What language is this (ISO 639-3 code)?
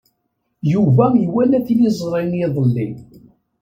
kab